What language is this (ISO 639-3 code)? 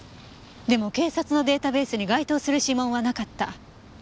jpn